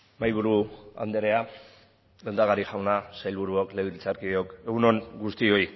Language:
Basque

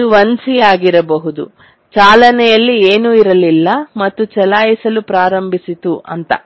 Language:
Kannada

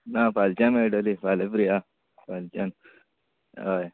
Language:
Konkani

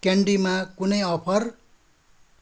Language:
Nepali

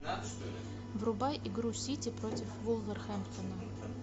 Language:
Russian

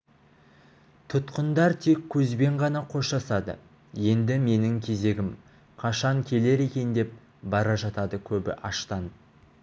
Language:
Kazakh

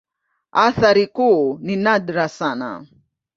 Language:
Swahili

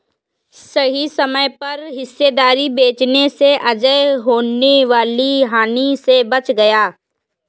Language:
Hindi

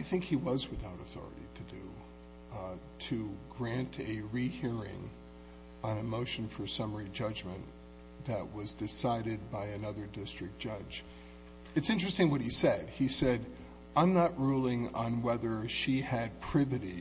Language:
English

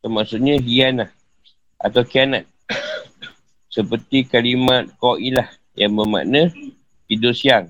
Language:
Malay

